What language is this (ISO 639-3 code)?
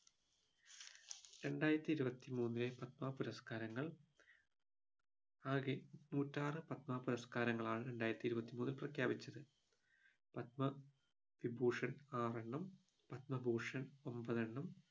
mal